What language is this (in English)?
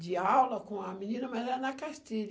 Portuguese